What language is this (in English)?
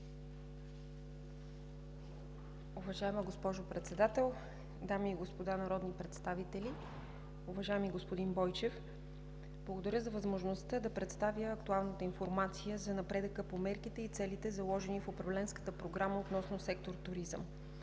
Bulgarian